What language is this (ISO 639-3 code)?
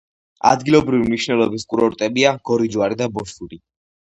kat